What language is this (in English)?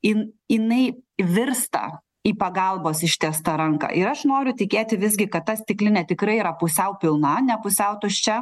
Lithuanian